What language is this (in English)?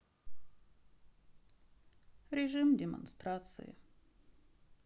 Russian